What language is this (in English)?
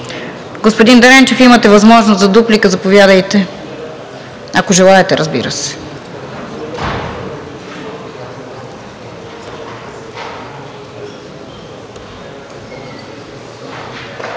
Bulgarian